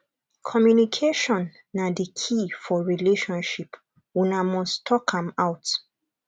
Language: Nigerian Pidgin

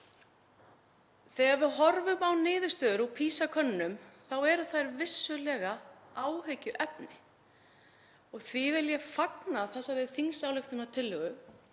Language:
Icelandic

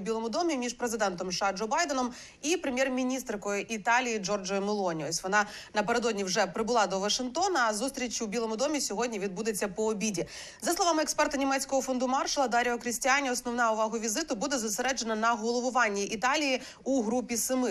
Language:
Ukrainian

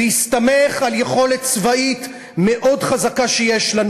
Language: Hebrew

